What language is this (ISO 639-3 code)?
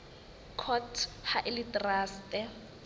sot